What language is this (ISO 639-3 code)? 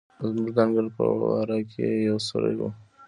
pus